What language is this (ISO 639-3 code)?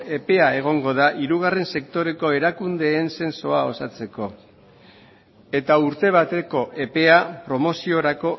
eus